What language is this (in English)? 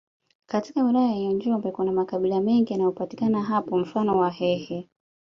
Swahili